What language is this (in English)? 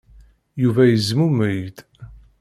Kabyle